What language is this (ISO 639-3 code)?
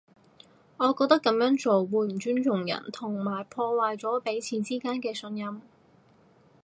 yue